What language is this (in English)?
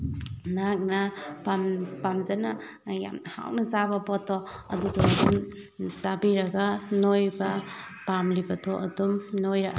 Manipuri